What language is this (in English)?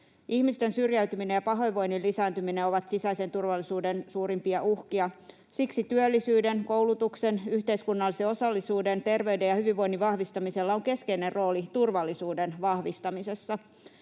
Finnish